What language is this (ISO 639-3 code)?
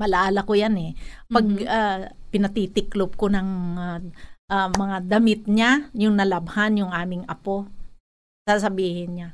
fil